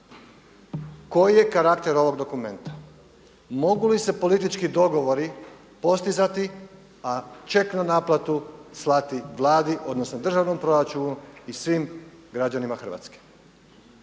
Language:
Croatian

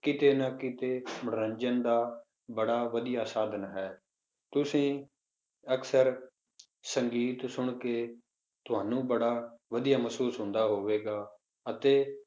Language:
Punjabi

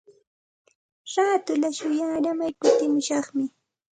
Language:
Santa Ana de Tusi Pasco Quechua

